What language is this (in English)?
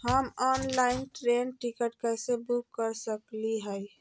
Magahi